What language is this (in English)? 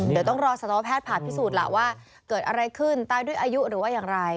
Thai